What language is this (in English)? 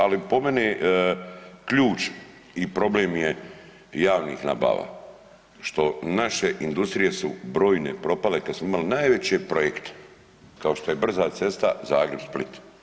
Croatian